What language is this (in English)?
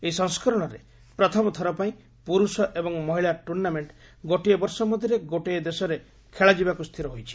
Odia